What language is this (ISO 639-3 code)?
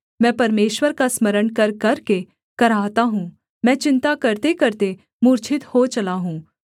hin